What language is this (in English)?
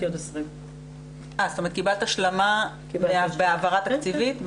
Hebrew